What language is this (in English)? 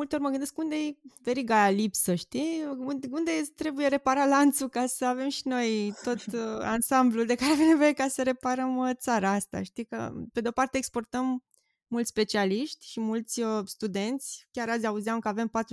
Romanian